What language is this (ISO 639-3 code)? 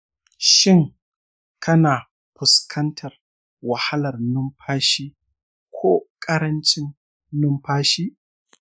hau